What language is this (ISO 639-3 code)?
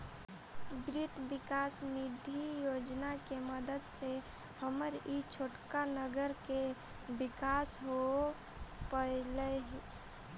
mag